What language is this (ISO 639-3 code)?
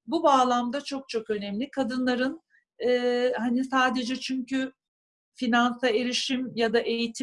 tur